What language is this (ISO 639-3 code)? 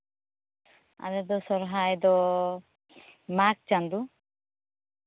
sat